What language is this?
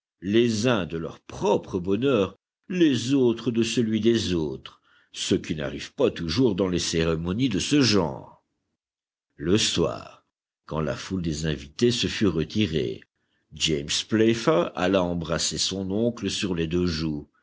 French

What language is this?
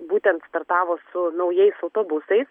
Lithuanian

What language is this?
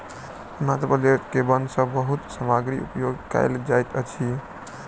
Maithili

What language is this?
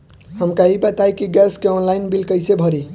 Bhojpuri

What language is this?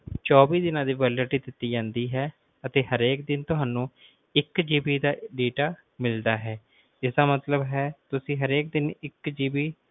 Punjabi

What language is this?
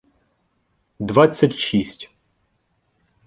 Ukrainian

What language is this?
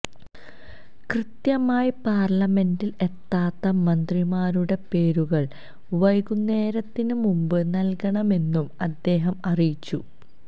Malayalam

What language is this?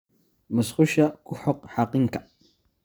Somali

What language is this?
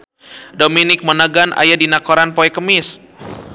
Sundanese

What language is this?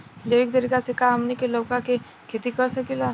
Bhojpuri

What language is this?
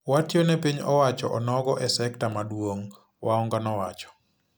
Luo (Kenya and Tanzania)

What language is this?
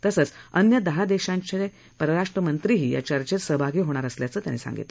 Marathi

